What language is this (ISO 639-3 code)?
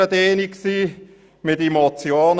gsw